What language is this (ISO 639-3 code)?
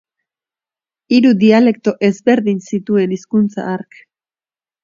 eus